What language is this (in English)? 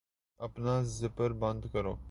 Urdu